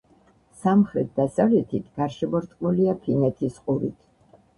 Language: Georgian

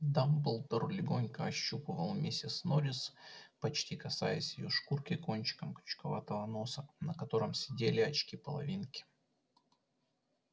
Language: Russian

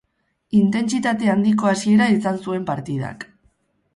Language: Basque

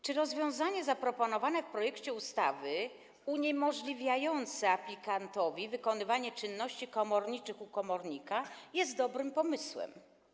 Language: Polish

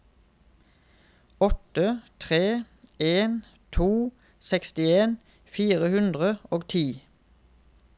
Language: Norwegian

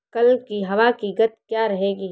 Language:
Hindi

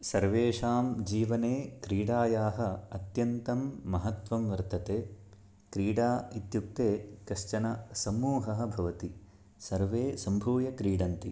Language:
Sanskrit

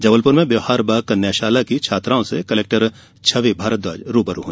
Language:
Hindi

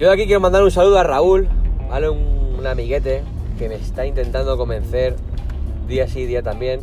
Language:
Spanish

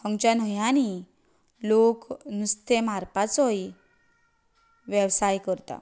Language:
Konkani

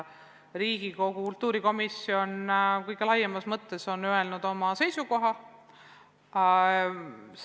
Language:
Estonian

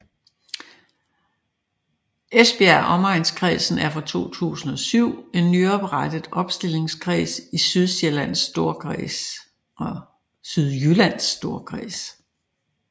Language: Danish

